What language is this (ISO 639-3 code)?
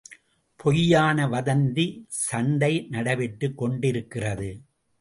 tam